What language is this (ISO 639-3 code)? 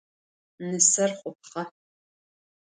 ady